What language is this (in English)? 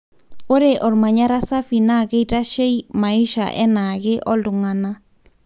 Masai